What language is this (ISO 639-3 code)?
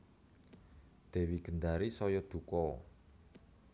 jav